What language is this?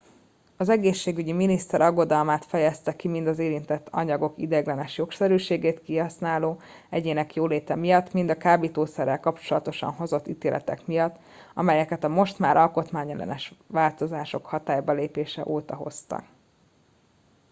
Hungarian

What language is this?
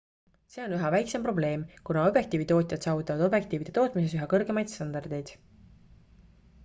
Estonian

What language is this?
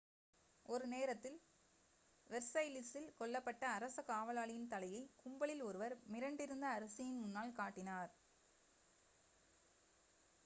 Tamil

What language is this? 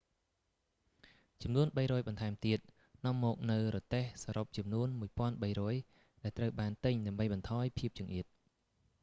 Khmer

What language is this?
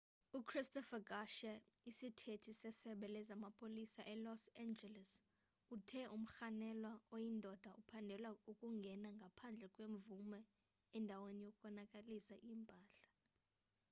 Xhosa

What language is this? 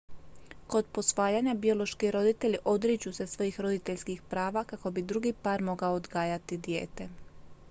Croatian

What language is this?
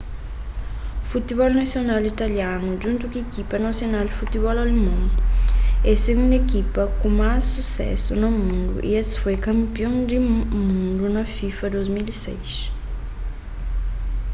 Kabuverdianu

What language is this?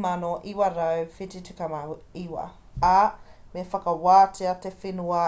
Māori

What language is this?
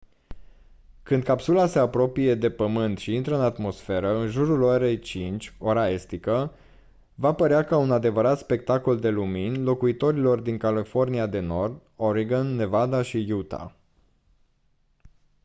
Romanian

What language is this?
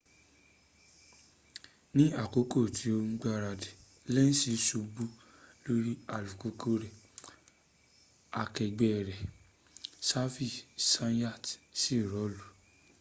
Yoruba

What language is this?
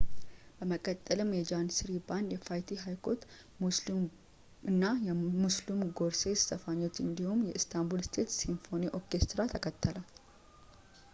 Amharic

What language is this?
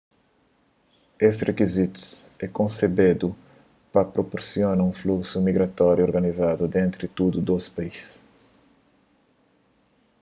Kabuverdianu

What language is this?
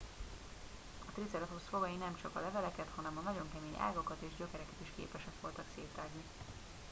Hungarian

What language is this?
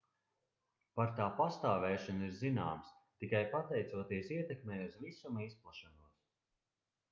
Latvian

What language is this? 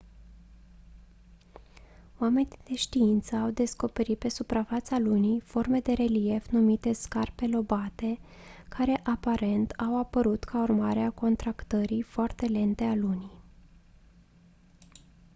Romanian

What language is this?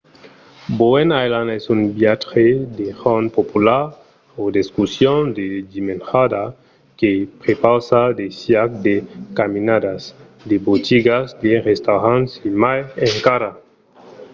Occitan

